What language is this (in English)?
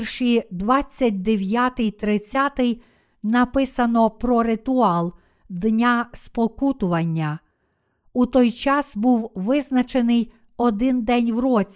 Ukrainian